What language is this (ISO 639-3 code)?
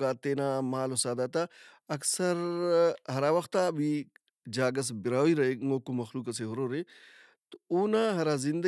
brh